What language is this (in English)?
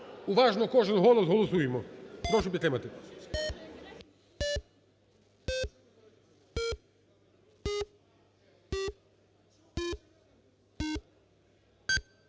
Ukrainian